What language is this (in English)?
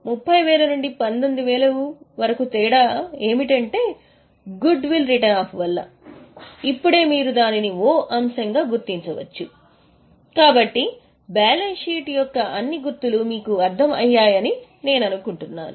Telugu